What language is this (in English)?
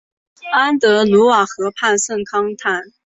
Chinese